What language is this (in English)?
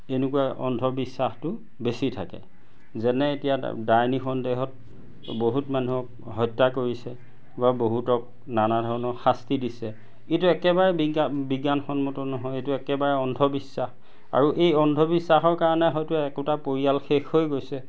Assamese